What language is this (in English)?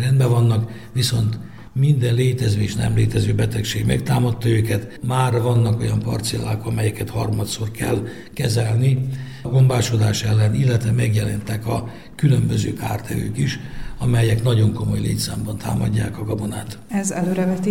Hungarian